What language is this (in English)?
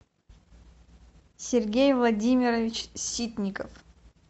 Russian